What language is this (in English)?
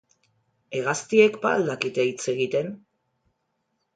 Basque